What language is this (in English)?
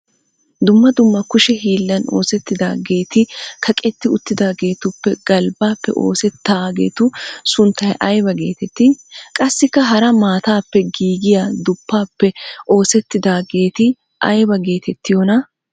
Wolaytta